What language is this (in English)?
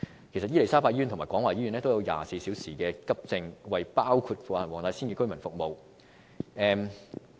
Cantonese